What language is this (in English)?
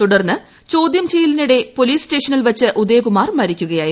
Malayalam